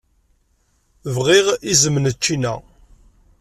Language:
Kabyle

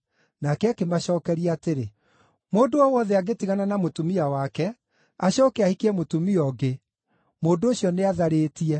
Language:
Kikuyu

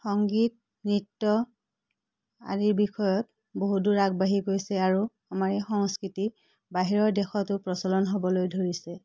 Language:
Assamese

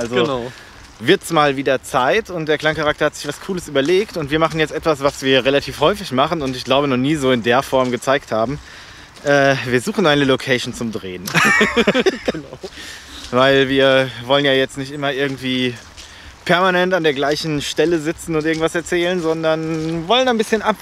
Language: German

